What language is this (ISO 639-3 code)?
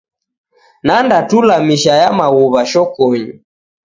dav